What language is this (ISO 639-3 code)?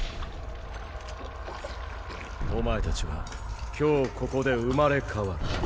jpn